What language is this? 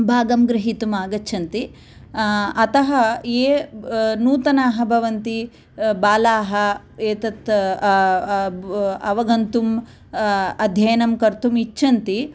Sanskrit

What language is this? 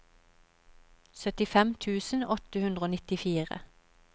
Norwegian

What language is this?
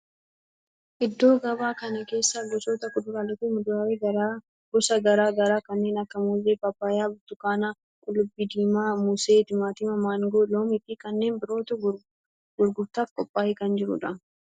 Oromo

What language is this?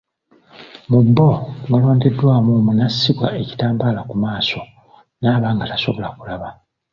Ganda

